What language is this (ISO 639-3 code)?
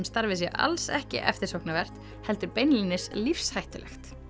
isl